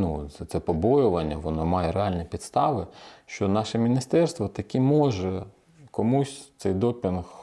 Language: Ukrainian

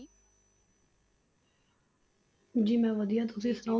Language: Punjabi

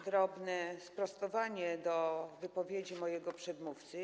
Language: Polish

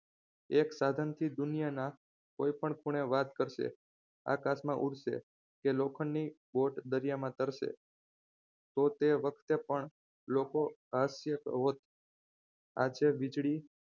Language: Gujarati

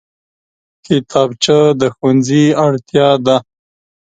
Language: Pashto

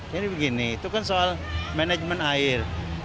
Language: Indonesian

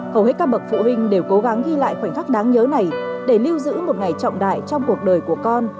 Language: Vietnamese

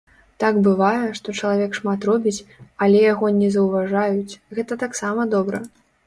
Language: Belarusian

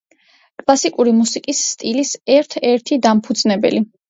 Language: Georgian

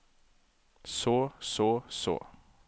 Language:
Norwegian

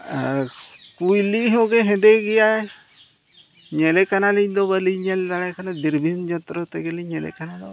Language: Santali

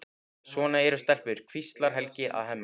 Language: Icelandic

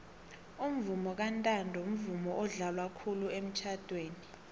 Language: South Ndebele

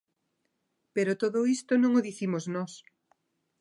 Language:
Galician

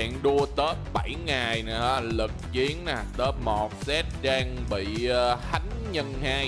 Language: Vietnamese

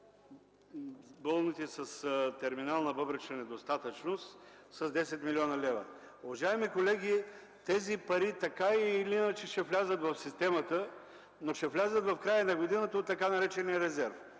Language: Bulgarian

